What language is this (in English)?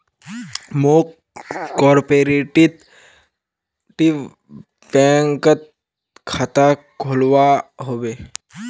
Magahi